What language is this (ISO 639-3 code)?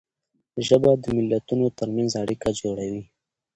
pus